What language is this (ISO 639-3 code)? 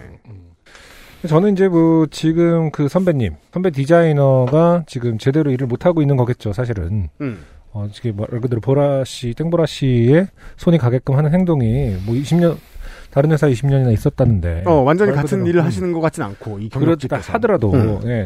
kor